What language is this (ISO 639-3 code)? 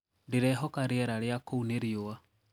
kik